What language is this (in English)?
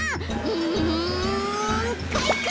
Japanese